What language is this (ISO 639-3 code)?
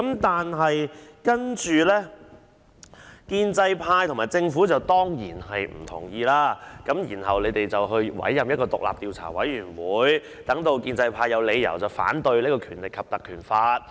yue